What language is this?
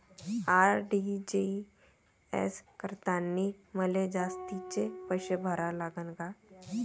Marathi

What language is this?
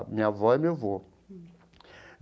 Portuguese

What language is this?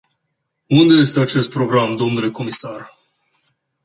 Romanian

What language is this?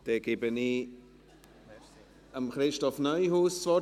Swiss German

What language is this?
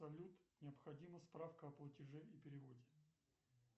Russian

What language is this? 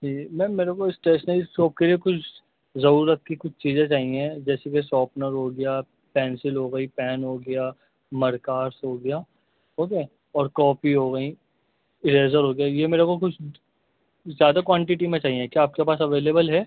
Urdu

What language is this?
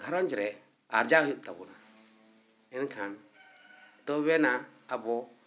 Santali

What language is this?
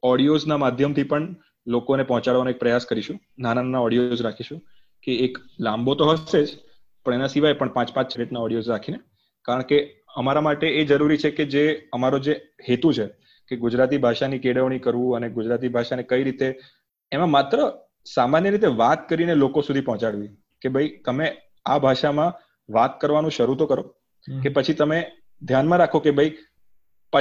Gujarati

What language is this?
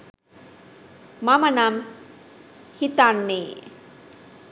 Sinhala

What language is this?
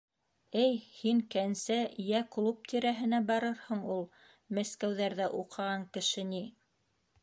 Bashkir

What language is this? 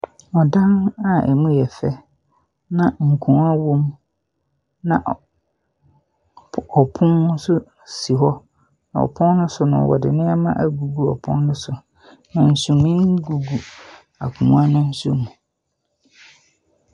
Akan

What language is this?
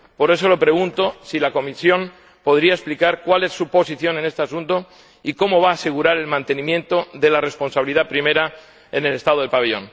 Spanish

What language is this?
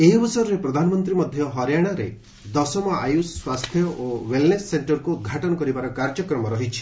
Odia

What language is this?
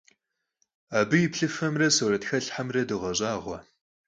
Kabardian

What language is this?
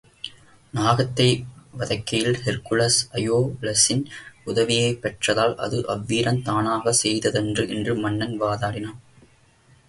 Tamil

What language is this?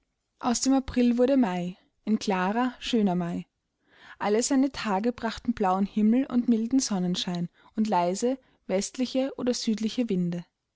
German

